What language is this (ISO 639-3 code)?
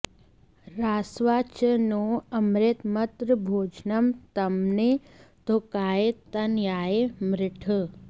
san